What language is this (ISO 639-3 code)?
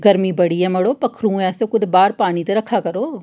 doi